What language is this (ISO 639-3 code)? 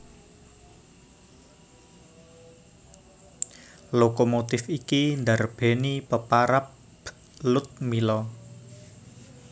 jav